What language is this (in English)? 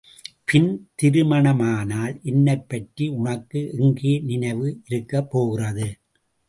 Tamil